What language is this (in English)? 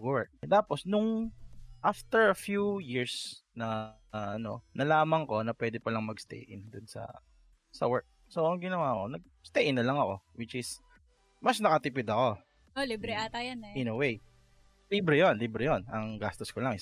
Filipino